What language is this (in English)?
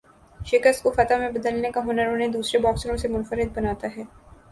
Urdu